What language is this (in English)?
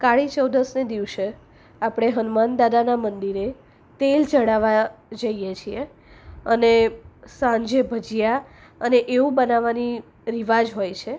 Gujarati